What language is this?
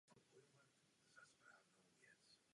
Czech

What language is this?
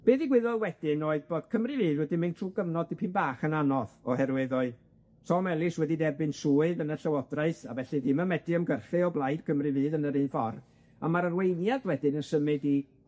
Welsh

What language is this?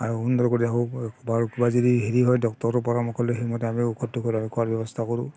Assamese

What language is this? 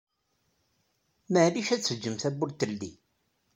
Kabyle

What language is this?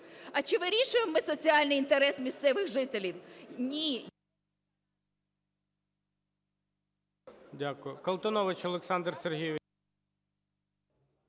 Ukrainian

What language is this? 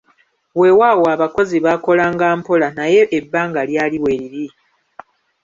Ganda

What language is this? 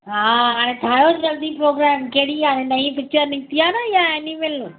Sindhi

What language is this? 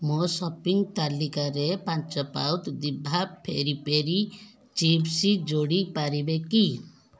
Odia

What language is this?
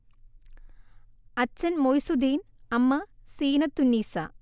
Malayalam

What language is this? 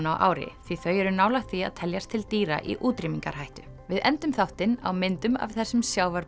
Icelandic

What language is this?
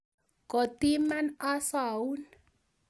Kalenjin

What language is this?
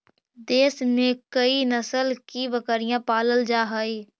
Magahi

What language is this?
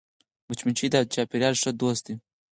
Pashto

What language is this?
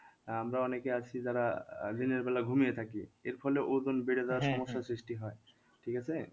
Bangla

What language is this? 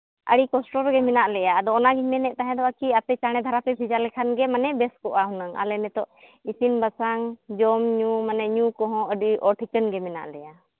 Santali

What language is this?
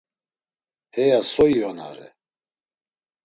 Laz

